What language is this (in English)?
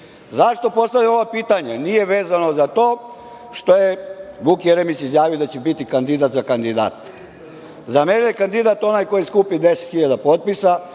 Serbian